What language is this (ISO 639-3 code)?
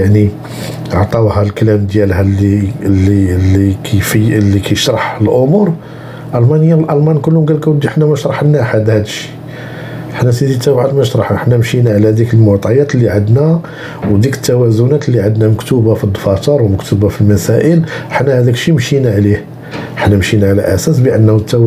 ara